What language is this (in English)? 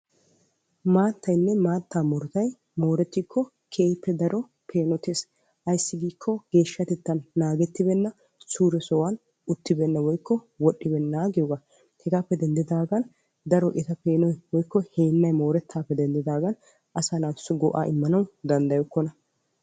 Wolaytta